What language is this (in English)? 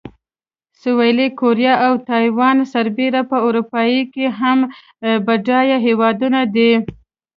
Pashto